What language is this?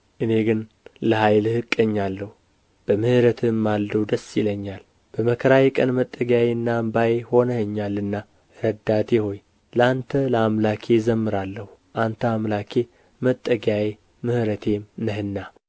Amharic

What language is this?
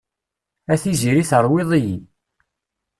Kabyle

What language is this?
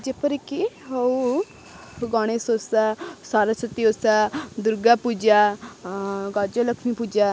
Odia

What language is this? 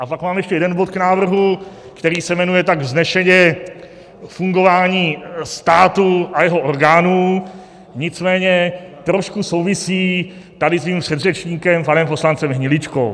Czech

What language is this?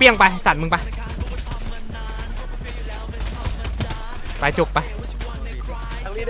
Thai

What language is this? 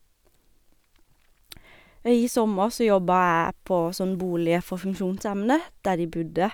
Norwegian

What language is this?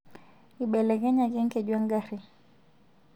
Masai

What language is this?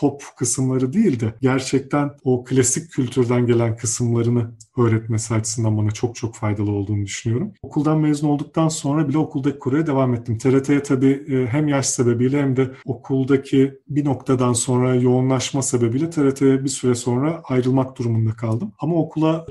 Turkish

